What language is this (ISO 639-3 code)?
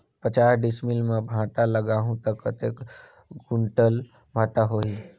hne